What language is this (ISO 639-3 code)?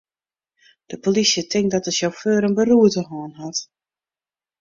fry